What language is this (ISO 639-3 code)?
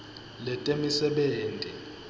ssw